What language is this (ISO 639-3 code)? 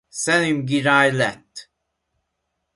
hun